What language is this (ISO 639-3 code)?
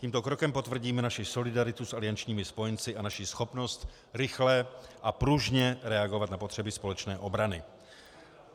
ces